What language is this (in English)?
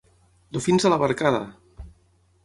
Catalan